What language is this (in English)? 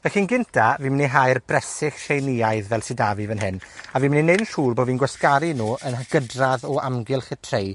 Welsh